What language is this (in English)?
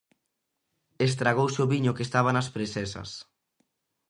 Galician